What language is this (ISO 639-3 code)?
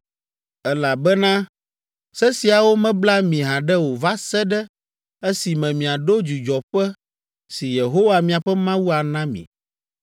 ewe